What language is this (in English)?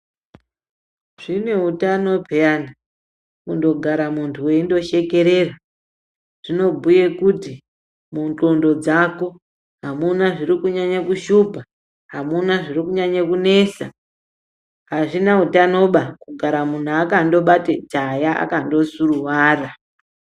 Ndau